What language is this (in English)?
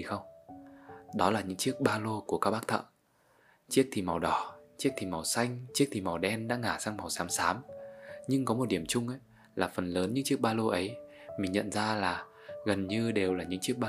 Vietnamese